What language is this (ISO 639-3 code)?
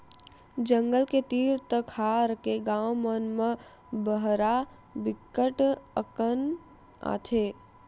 hne